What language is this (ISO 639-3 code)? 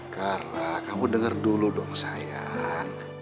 ind